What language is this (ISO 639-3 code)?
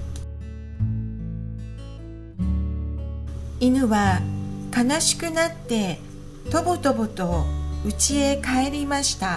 jpn